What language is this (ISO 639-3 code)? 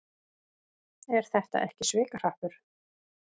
isl